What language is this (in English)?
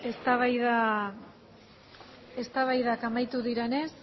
Basque